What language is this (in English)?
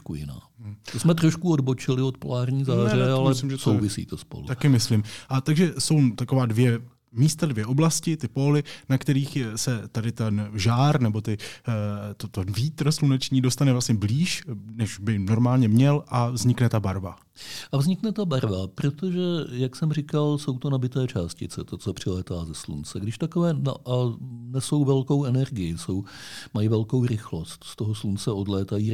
Czech